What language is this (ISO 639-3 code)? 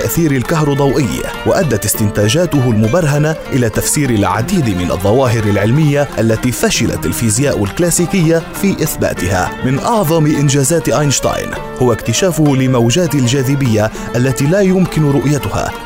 ara